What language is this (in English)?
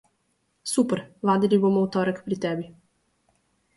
Slovenian